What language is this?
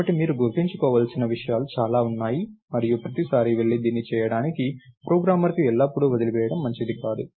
Telugu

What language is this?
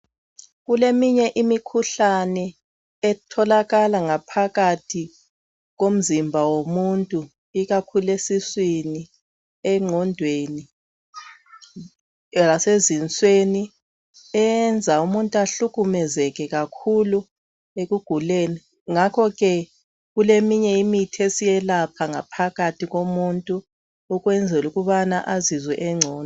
North Ndebele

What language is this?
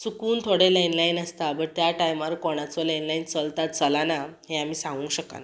Konkani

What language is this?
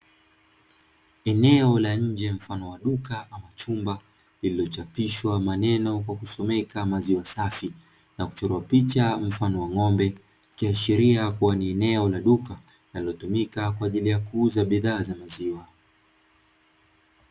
Swahili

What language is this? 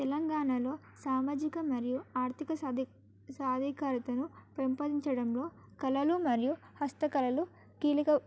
Telugu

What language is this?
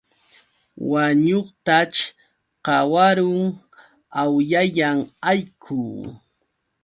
Yauyos Quechua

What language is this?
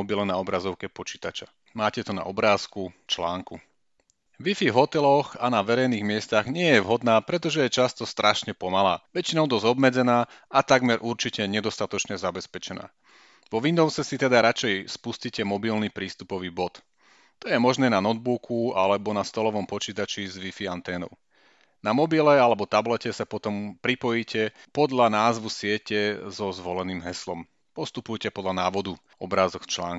Slovak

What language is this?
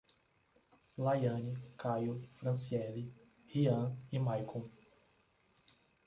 Portuguese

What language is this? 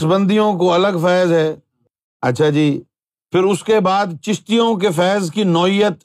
Urdu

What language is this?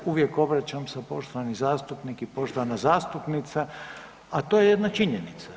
Croatian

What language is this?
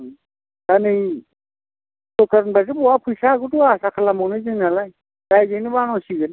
Bodo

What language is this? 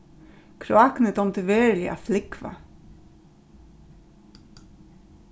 Faroese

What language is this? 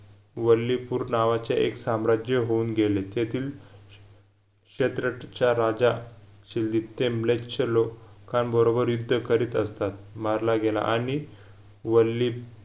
Marathi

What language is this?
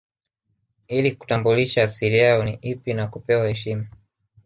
Swahili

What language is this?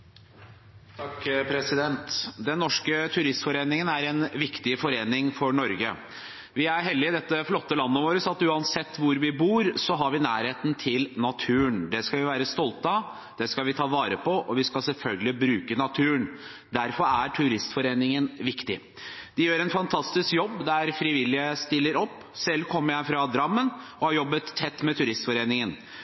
Norwegian Bokmål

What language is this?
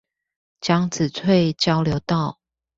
Chinese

